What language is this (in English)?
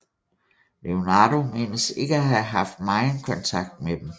Danish